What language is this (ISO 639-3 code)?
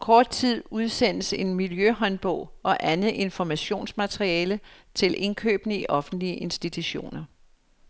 dan